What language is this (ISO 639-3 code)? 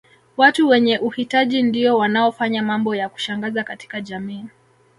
swa